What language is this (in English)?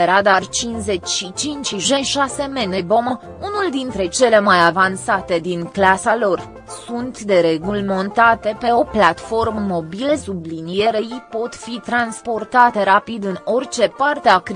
Romanian